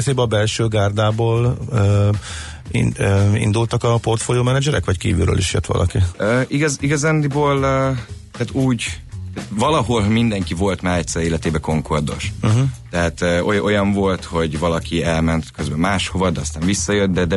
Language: Hungarian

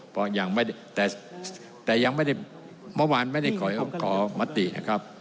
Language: Thai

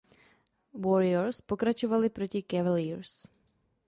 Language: Czech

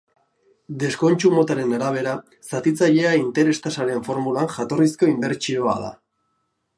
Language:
Basque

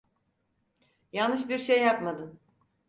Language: Turkish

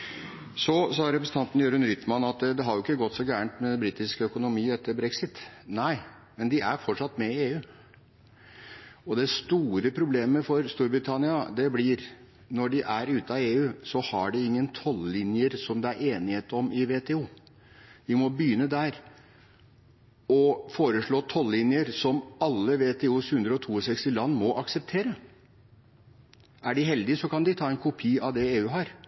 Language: Norwegian Bokmål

